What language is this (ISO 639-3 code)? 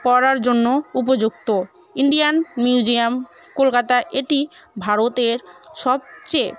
ben